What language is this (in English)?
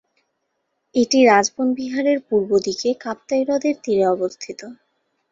Bangla